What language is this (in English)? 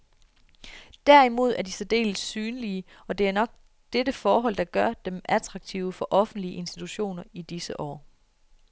Danish